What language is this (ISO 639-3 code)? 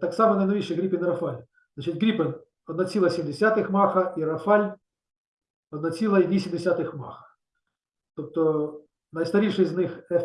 ukr